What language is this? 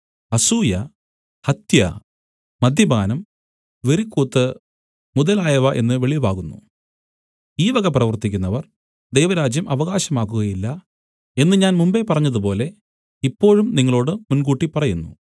Malayalam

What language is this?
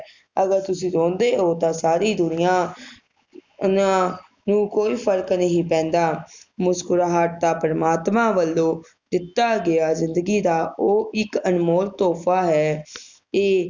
Punjabi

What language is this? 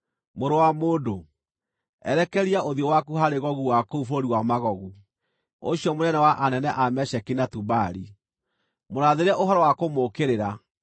Kikuyu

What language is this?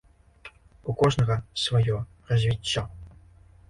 Belarusian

